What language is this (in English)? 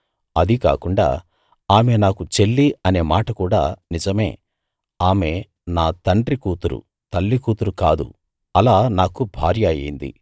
Telugu